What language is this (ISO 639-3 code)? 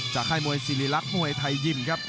tha